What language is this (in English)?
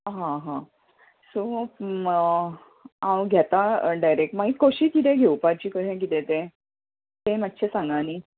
Konkani